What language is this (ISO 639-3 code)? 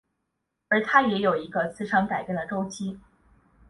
zho